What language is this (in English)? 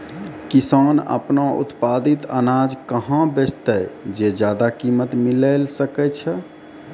Maithili